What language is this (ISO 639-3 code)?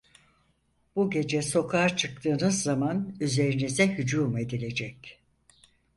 tur